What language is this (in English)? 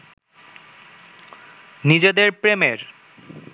Bangla